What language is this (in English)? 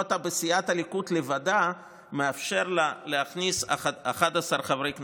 Hebrew